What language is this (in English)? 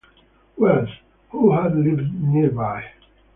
English